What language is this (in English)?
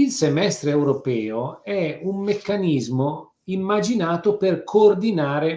Italian